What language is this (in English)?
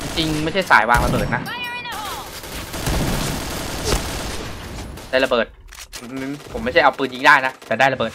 Thai